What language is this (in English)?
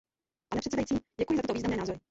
Czech